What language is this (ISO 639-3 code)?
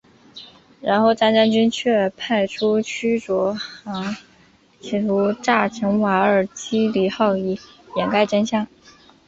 zho